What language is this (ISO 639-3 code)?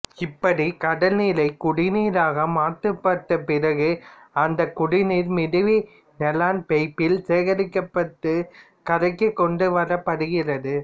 tam